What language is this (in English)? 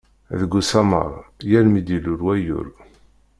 Kabyle